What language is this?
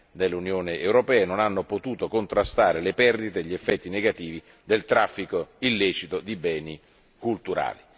Italian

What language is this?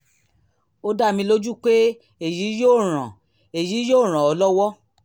Yoruba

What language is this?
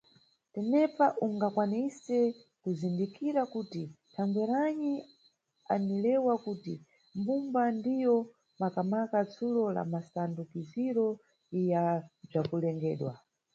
Nyungwe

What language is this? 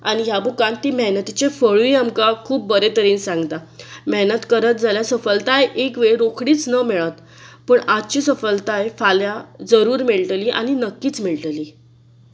Konkani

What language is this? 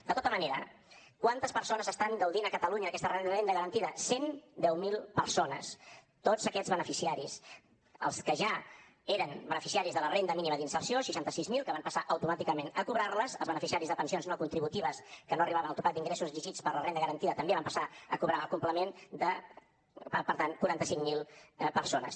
Catalan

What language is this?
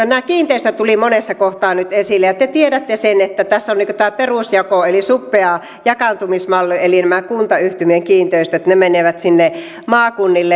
Finnish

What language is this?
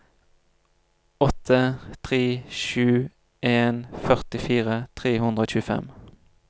Norwegian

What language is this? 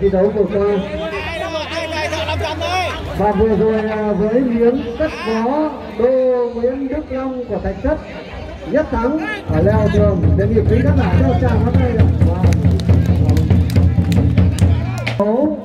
Vietnamese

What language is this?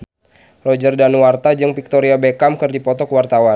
Sundanese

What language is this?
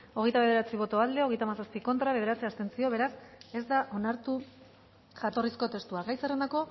Basque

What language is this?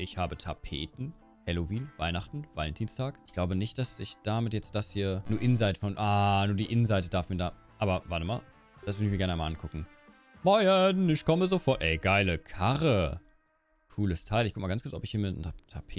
German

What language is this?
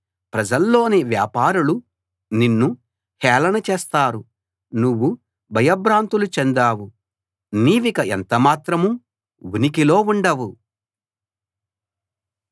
Telugu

